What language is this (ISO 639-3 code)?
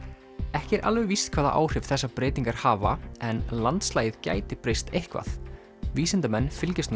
isl